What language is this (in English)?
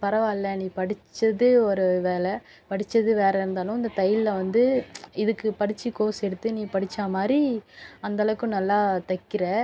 Tamil